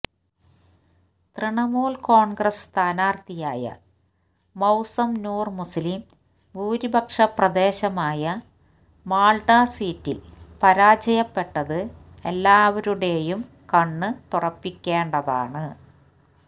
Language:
Malayalam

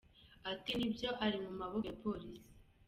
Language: Kinyarwanda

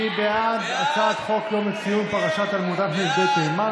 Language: Hebrew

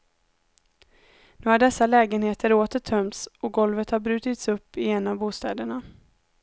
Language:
Swedish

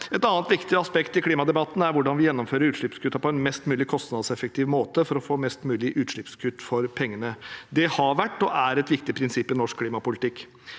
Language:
Norwegian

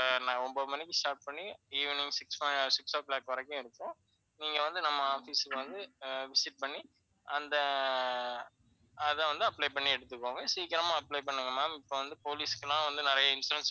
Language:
Tamil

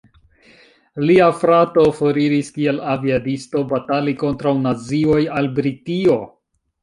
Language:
Esperanto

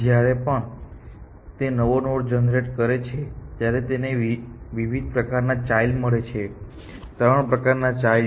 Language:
Gujarati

